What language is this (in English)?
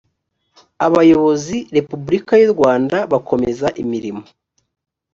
Kinyarwanda